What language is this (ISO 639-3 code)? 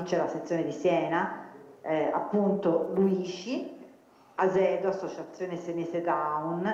ita